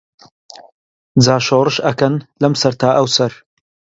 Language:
Central Kurdish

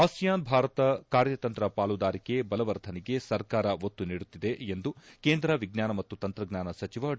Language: Kannada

